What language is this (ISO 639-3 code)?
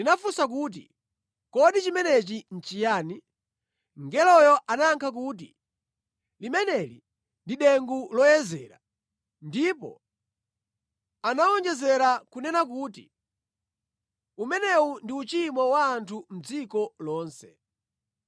nya